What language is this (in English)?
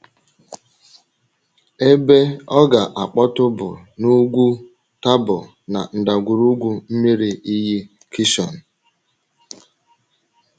Igbo